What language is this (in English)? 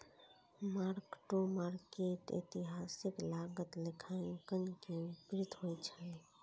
Maithili